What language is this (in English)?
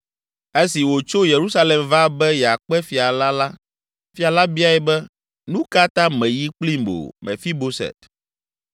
Ewe